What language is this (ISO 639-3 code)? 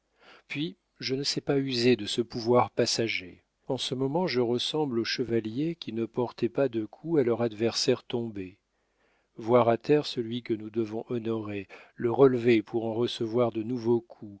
fra